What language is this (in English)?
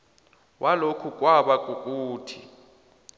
South Ndebele